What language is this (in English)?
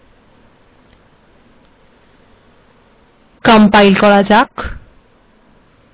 Bangla